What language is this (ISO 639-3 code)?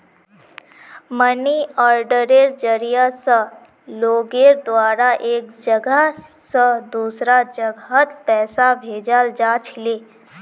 mag